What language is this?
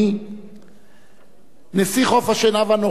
Hebrew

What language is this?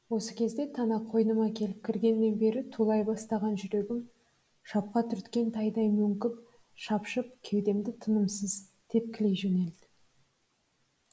Kazakh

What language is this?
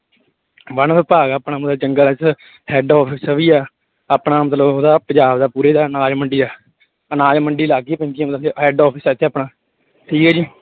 Punjabi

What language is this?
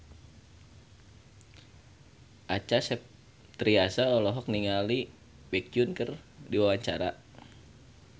Sundanese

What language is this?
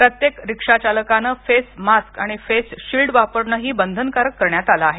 Marathi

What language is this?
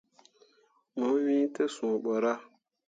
Mundang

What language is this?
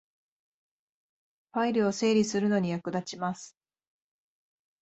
Japanese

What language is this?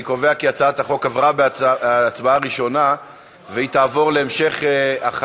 Hebrew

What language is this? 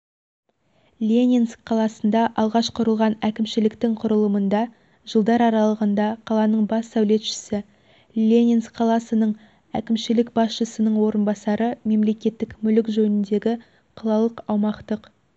Kazakh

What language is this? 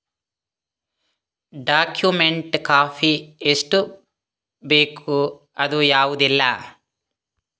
Kannada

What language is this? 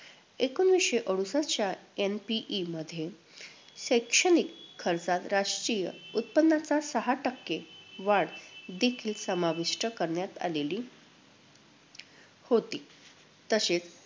Marathi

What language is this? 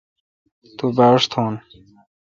Kalkoti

